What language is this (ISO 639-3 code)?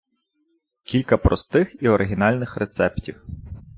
ukr